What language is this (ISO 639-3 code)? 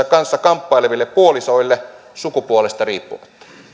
fin